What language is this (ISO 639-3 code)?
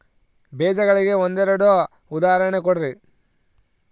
kan